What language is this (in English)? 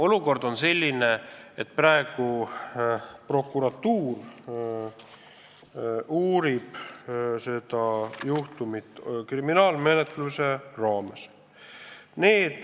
Estonian